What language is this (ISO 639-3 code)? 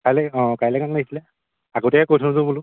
asm